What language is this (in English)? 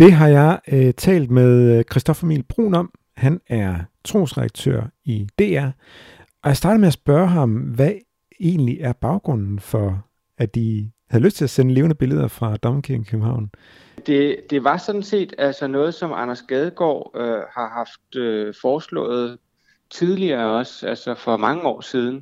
Danish